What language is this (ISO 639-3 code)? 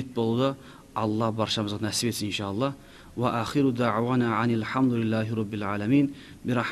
tur